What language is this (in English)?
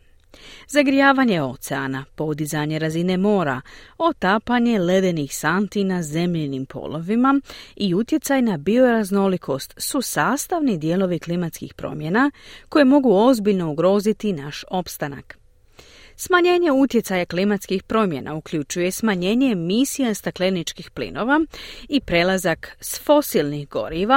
Croatian